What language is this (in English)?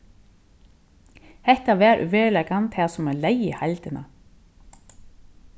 Faroese